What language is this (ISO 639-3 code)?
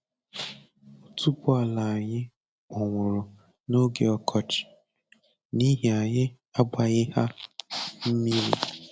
ibo